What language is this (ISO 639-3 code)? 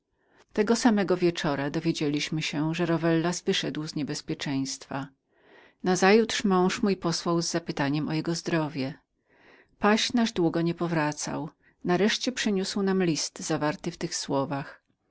pol